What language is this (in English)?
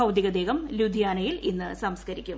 Malayalam